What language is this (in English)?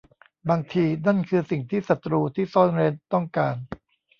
Thai